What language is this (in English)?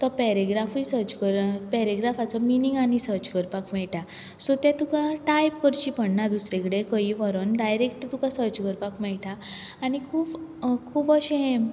Konkani